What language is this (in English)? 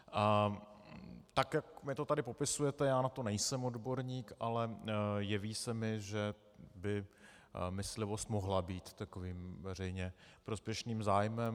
Czech